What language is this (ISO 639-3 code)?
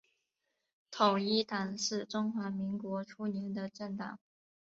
zho